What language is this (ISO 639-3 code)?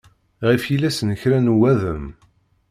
kab